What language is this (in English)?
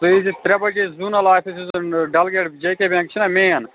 Kashmiri